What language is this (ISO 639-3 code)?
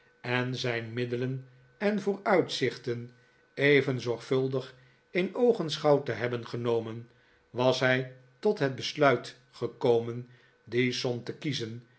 nld